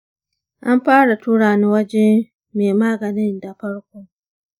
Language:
Hausa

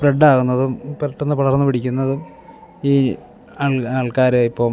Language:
Malayalam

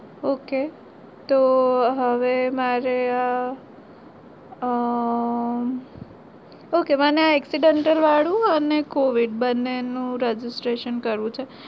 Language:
Gujarati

